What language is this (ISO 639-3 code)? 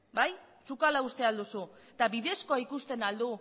eus